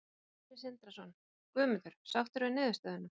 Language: Icelandic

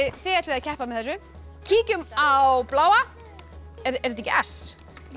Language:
Icelandic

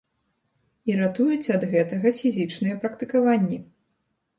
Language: Belarusian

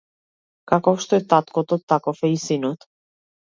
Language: Macedonian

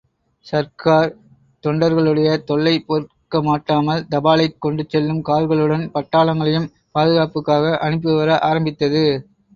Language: Tamil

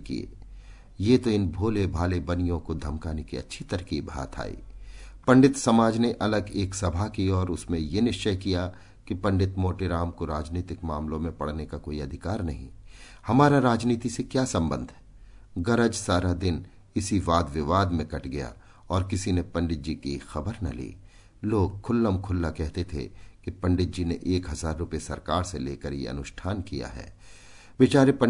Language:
Hindi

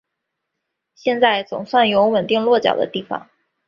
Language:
Chinese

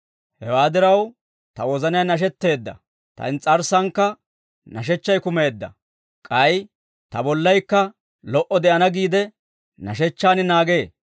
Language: Dawro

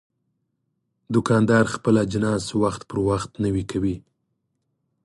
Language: Pashto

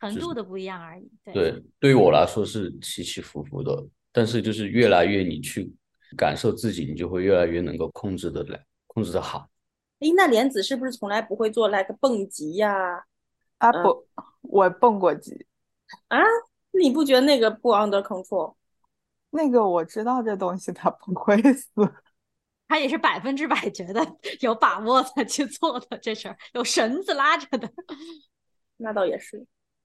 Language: Chinese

